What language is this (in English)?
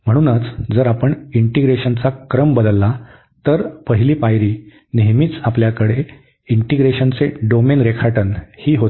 Marathi